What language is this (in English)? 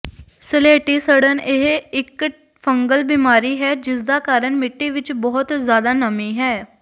Punjabi